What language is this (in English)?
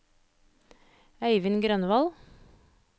Norwegian